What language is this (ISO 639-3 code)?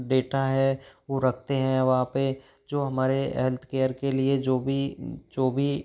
hin